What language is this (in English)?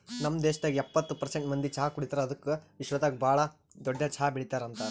Kannada